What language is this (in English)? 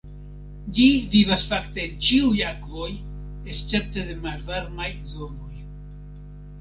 Esperanto